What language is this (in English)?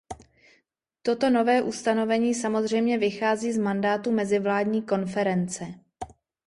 Czech